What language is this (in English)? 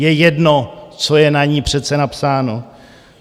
Czech